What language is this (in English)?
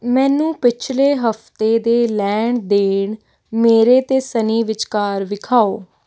Punjabi